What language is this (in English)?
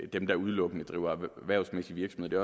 Danish